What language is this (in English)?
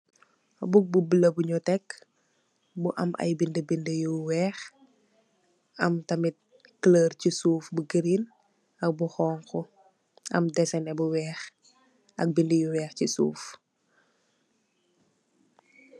Wolof